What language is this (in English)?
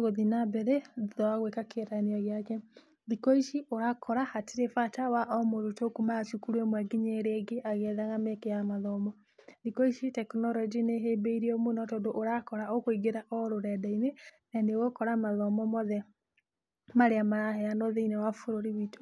Kikuyu